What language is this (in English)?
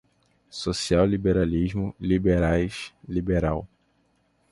Portuguese